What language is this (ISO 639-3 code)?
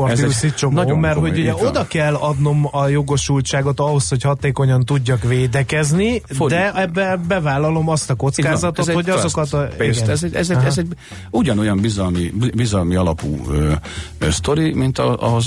hun